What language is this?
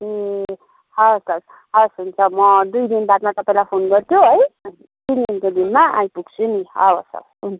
Nepali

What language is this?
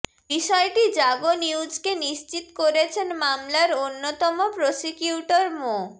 Bangla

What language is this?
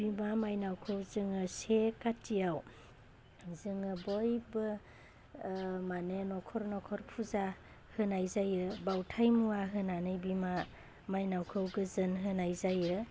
Bodo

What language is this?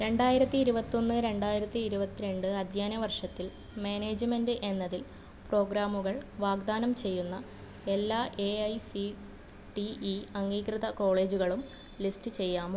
Malayalam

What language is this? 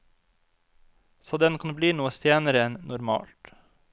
Norwegian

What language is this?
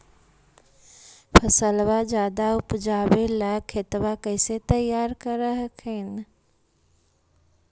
Magahi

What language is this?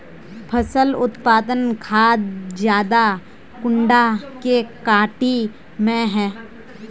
Magahi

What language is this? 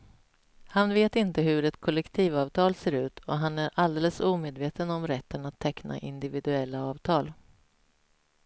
Swedish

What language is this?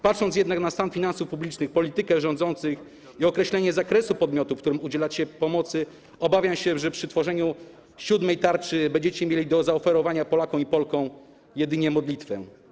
Polish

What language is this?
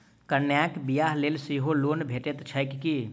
Maithili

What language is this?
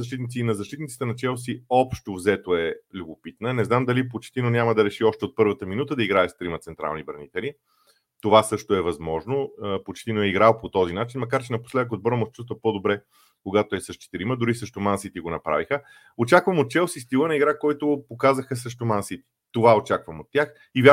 Bulgarian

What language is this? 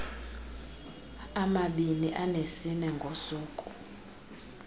Xhosa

